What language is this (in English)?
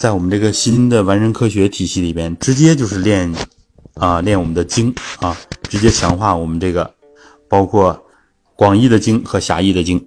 Chinese